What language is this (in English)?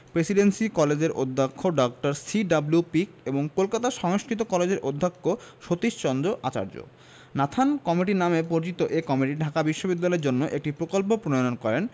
Bangla